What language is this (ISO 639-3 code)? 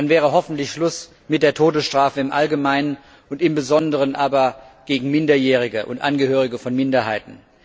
deu